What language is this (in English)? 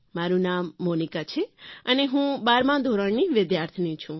Gujarati